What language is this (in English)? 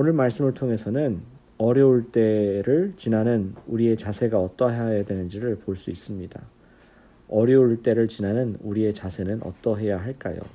Korean